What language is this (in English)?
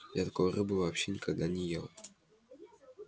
Russian